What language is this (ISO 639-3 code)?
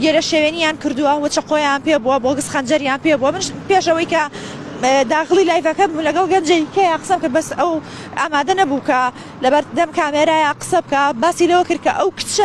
ara